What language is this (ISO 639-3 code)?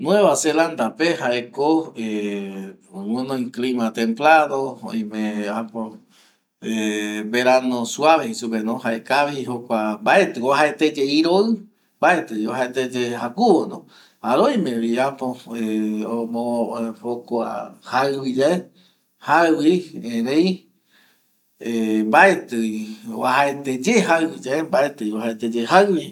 gui